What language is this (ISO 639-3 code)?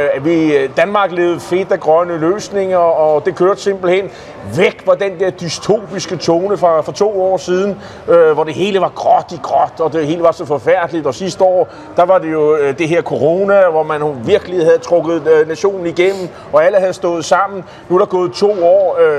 dan